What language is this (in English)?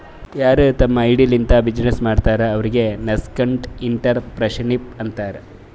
Kannada